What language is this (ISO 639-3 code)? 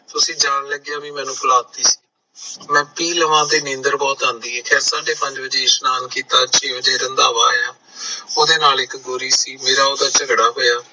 pan